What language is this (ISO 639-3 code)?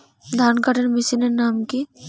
ben